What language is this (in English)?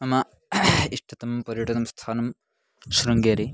Sanskrit